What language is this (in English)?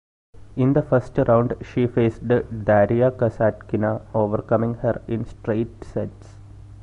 English